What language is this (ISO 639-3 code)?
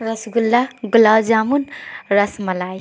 urd